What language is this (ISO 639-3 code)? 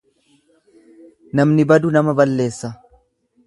orm